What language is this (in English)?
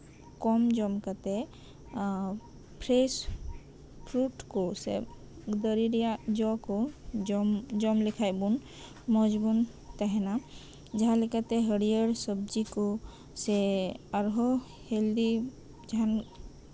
Santali